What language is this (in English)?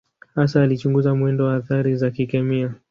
Swahili